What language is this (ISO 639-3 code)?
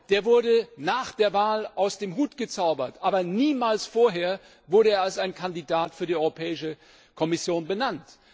deu